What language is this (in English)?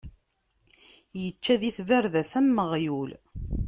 Kabyle